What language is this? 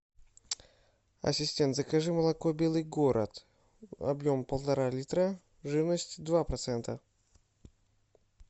Russian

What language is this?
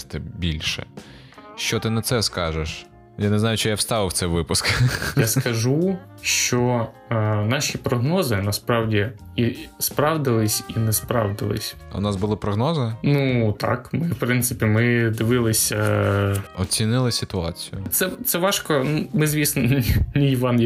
Ukrainian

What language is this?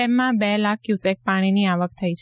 Gujarati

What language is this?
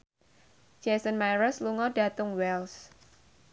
Javanese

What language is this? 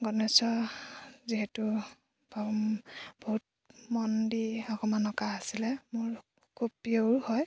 Assamese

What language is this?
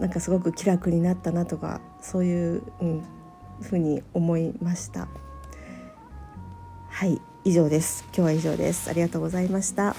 Japanese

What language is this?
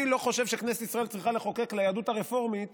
Hebrew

